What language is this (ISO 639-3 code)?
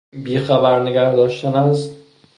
fas